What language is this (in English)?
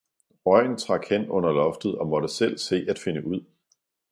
Danish